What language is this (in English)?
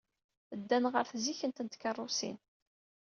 Kabyle